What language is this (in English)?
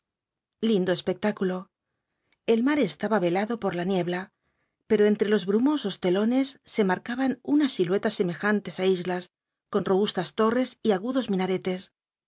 Spanish